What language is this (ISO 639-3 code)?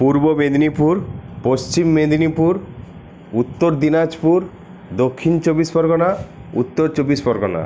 ben